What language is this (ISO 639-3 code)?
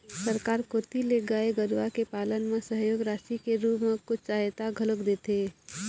hne